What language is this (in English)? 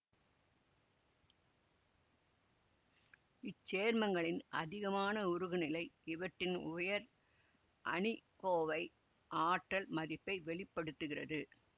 Tamil